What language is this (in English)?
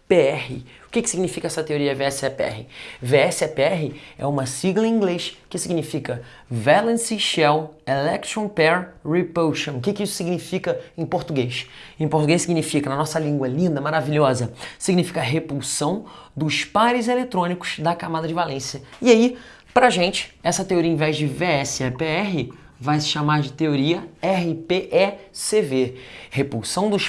Portuguese